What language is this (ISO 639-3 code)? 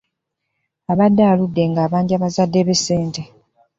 lug